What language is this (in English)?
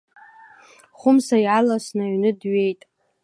Abkhazian